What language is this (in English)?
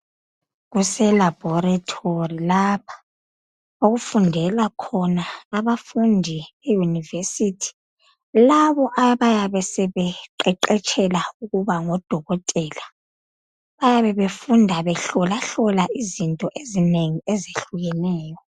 North Ndebele